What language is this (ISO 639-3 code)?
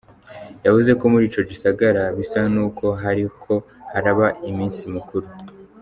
kin